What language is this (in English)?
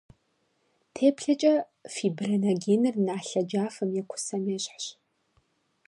Kabardian